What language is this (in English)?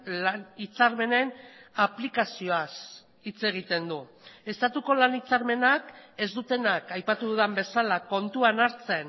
Basque